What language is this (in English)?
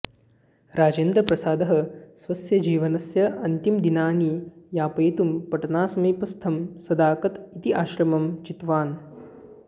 Sanskrit